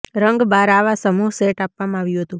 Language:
Gujarati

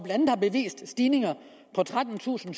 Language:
Danish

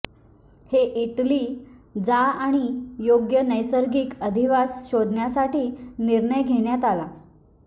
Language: Marathi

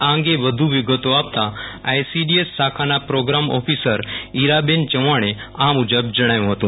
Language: Gujarati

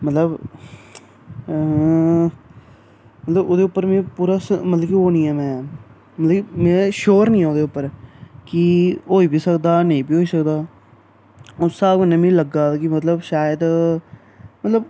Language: Dogri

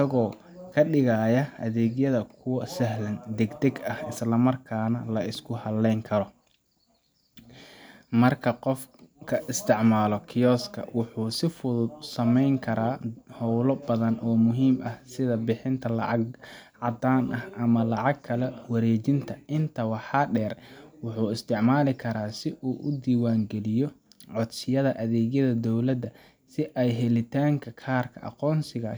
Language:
Somali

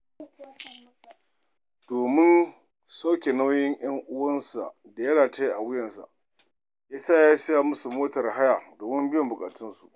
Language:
Hausa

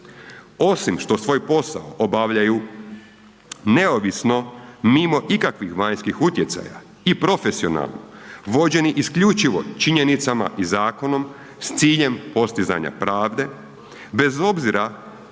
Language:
Croatian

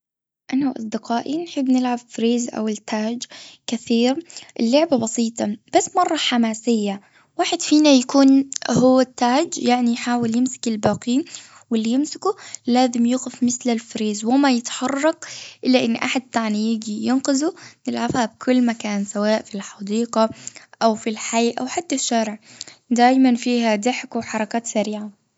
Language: Gulf Arabic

